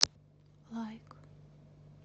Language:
Russian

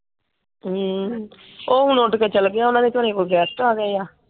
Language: Punjabi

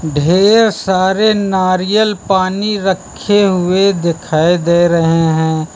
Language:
Hindi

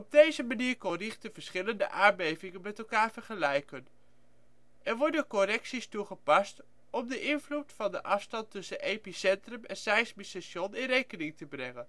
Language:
Dutch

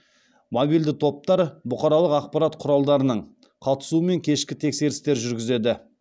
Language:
Kazakh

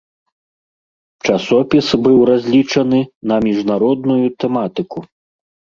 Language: Belarusian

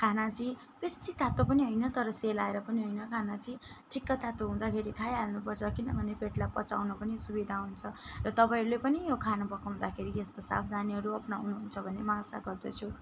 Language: Nepali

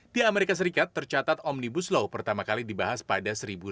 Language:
Indonesian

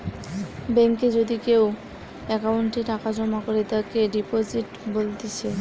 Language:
Bangla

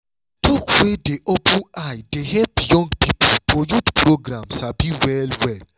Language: Nigerian Pidgin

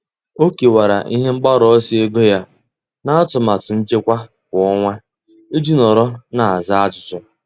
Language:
Igbo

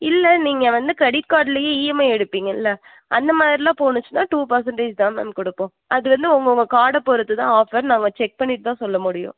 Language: Tamil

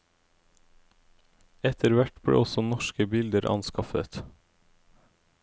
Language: Norwegian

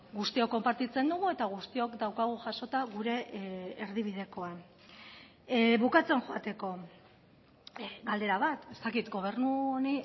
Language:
Basque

